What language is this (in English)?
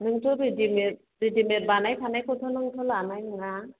Bodo